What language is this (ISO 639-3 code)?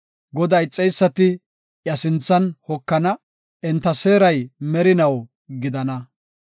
gof